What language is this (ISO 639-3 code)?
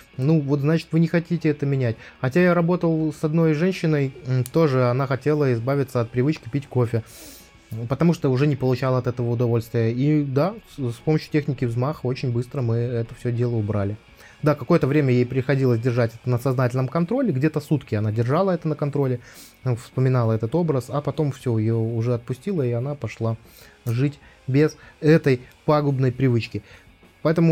rus